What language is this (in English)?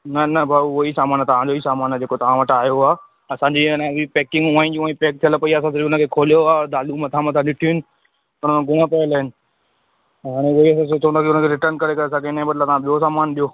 Sindhi